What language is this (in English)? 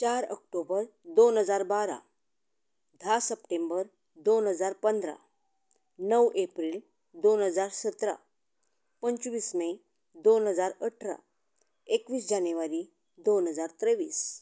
Konkani